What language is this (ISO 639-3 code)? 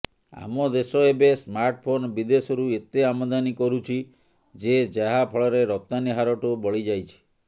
ori